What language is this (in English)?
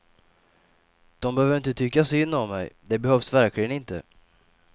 Swedish